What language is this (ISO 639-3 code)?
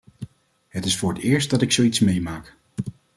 nld